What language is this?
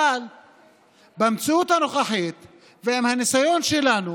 Hebrew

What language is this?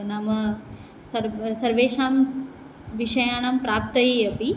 Sanskrit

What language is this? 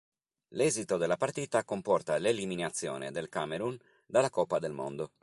Italian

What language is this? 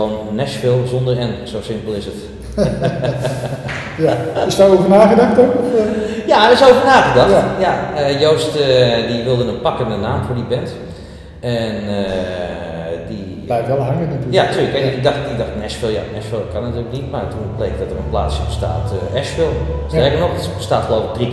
Dutch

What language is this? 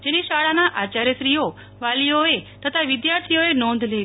Gujarati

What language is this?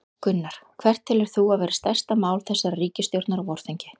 Icelandic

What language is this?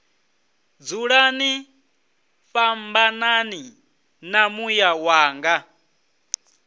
Venda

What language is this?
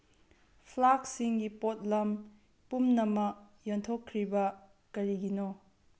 Manipuri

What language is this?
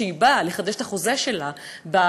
Hebrew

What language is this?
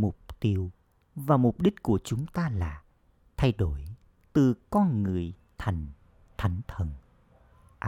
Vietnamese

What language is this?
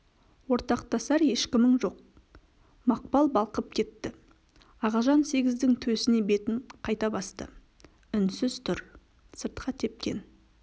Kazakh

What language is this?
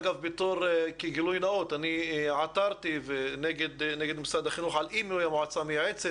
Hebrew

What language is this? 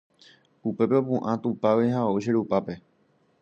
Guarani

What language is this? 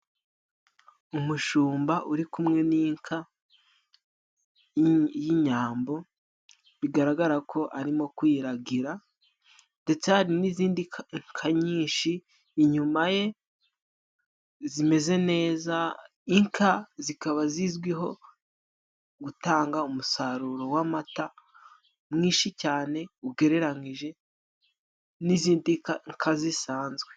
Kinyarwanda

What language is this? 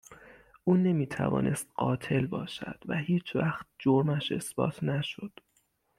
Persian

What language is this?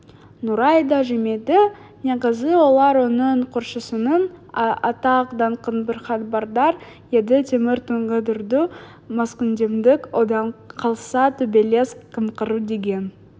Kazakh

